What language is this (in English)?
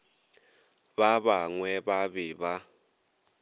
Northern Sotho